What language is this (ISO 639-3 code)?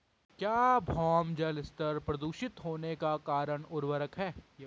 hin